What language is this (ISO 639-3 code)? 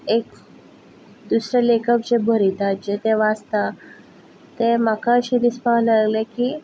kok